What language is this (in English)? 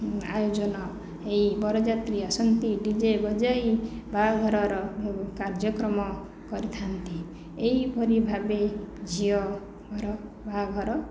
Odia